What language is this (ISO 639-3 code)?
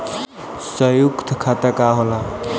bho